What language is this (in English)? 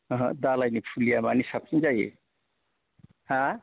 Bodo